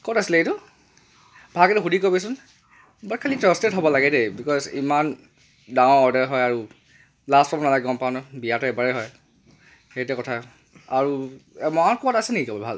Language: Assamese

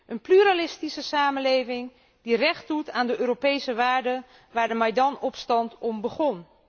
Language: Dutch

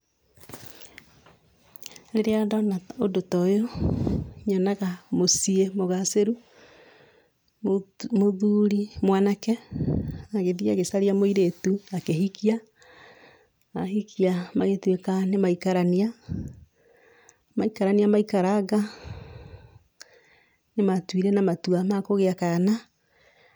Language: Kikuyu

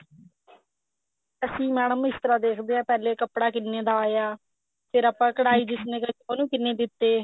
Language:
Punjabi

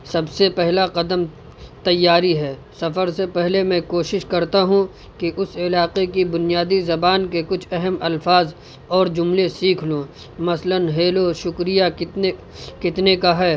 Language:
Urdu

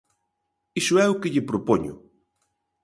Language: Galician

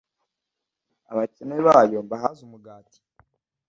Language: Kinyarwanda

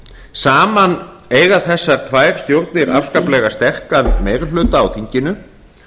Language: Icelandic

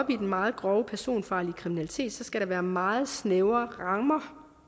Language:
Danish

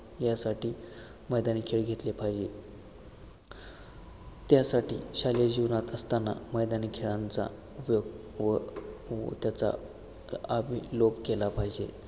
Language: Marathi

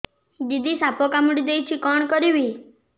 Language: Odia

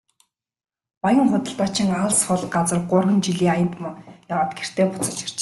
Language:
Mongolian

